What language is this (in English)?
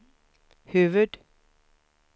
Swedish